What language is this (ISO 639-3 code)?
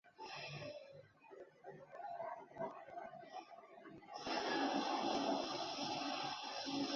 zho